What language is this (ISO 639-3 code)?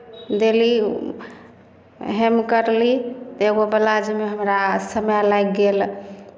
mai